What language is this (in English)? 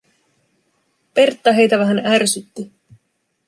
Finnish